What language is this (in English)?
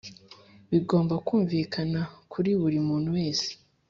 Kinyarwanda